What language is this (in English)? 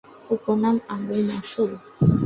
Bangla